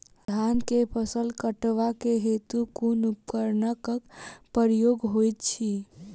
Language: Maithili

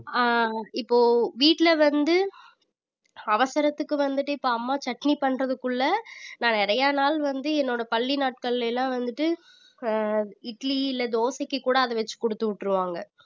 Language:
Tamil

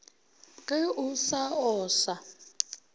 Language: Northern Sotho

